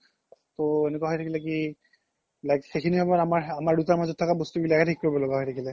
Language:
Assamese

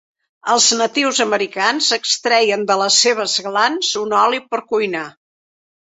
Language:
Catalan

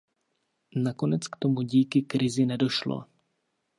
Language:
Czech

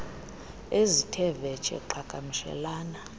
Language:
Xhosa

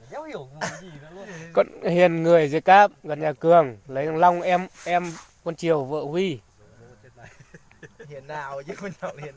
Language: Vietnamese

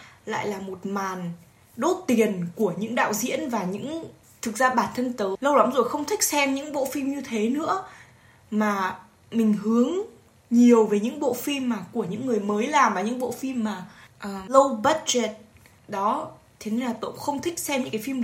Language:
Vietnamese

